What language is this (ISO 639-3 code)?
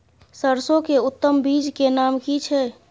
mai